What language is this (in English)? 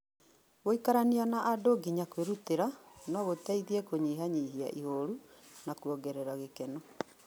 Kikuyu